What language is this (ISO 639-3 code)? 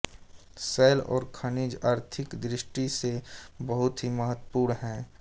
hin